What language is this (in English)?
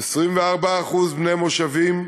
Hebrew